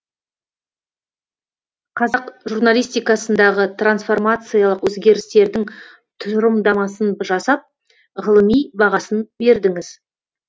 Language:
Kazakh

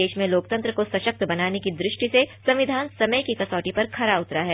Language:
Hindi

